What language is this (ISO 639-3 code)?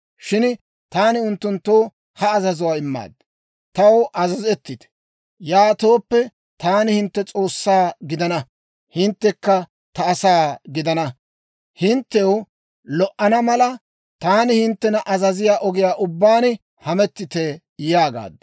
dwr